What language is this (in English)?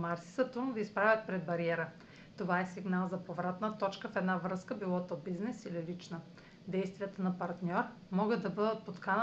Bulgarian